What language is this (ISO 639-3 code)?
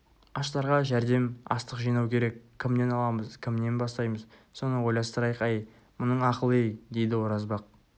kaz